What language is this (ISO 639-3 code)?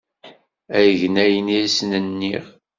kab